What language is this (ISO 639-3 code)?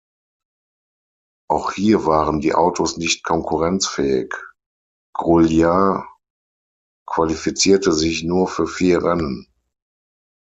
deu